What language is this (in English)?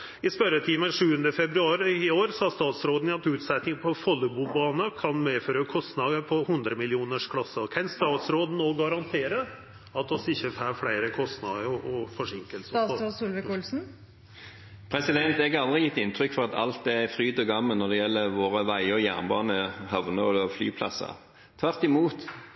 Norwegian